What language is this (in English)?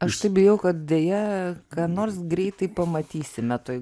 Lithuanian